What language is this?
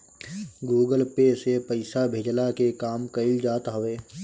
Bhojpuri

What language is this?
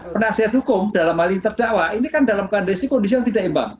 Indonesian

